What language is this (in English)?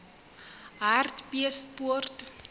Southern Sotho